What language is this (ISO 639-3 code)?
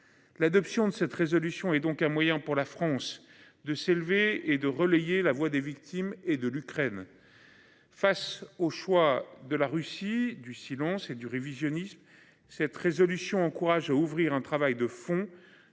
fra